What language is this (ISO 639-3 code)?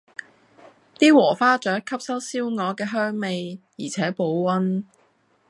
yue